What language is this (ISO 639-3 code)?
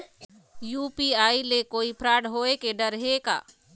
hne